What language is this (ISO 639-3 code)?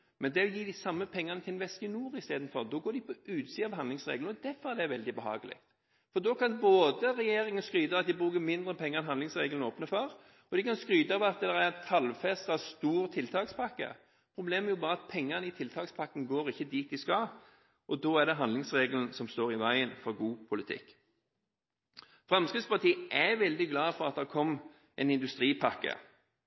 nob